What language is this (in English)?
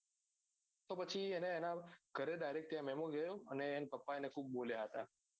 Gujarati